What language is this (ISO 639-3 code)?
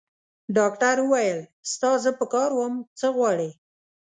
pus